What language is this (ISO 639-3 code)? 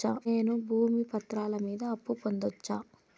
tel